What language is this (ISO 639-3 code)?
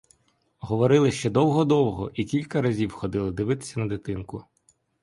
ukr